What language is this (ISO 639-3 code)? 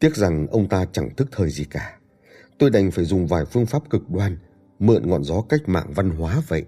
vie